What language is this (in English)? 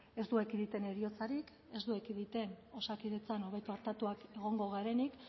Basque